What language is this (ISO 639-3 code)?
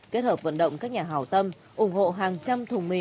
vie